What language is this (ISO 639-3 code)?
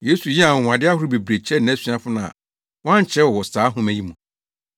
aka